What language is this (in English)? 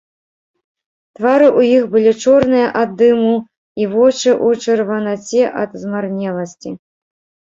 Belarusian